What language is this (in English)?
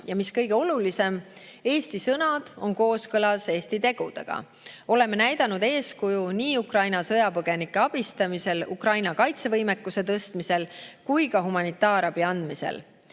Estonian